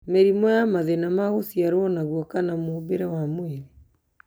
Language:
Kikuyu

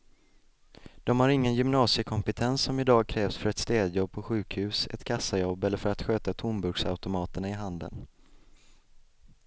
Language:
Swedish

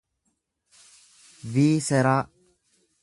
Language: Oromo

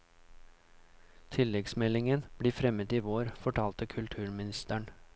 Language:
Norwegian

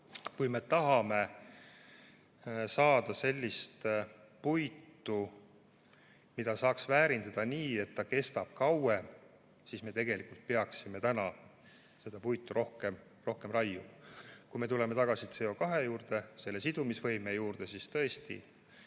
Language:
Estonian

